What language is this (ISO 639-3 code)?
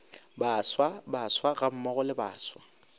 nso